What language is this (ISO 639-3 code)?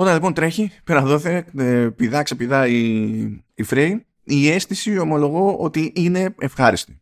ell